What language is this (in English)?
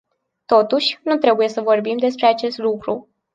Romanian